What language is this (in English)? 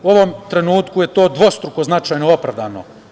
Serbian